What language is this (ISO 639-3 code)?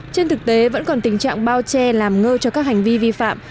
vie